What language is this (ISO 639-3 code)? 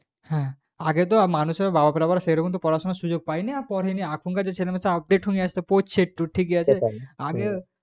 ben